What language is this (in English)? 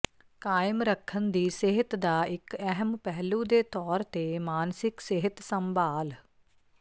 Punjabi